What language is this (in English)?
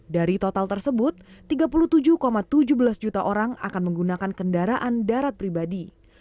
Indonesian